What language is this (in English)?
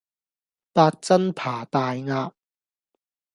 Cantonese